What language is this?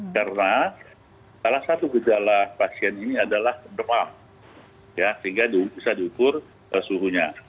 Indonesian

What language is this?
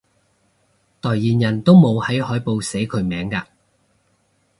Cantonese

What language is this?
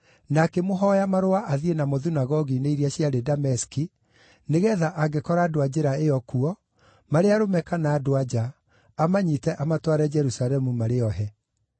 Kikuyu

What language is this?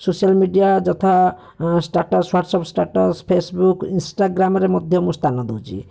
Odia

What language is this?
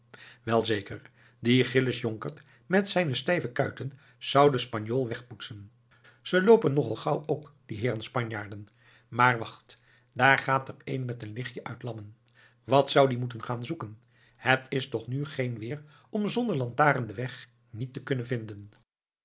Dutch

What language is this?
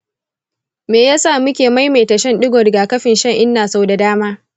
Hausa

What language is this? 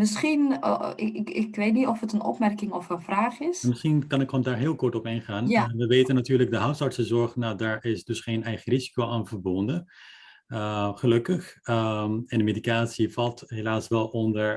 Dutch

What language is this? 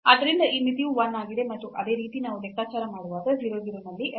Kannada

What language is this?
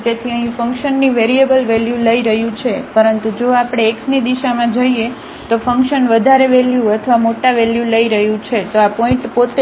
Gujarati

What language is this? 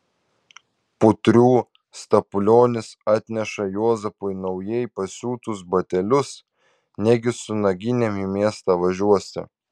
Lithuanian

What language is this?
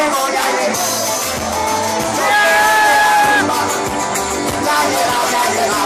Greek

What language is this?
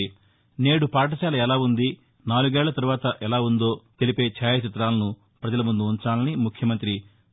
Telugu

